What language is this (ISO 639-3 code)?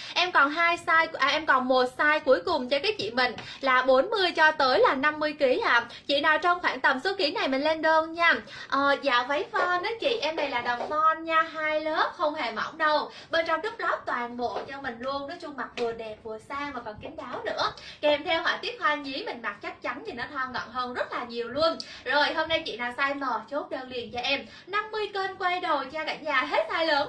vie